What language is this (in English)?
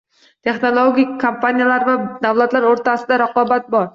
Uzbek